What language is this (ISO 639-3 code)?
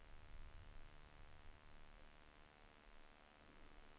swe